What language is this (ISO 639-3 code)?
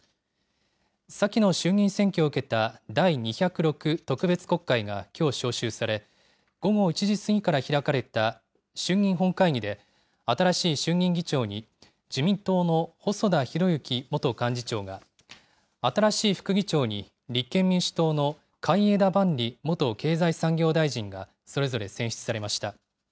jpn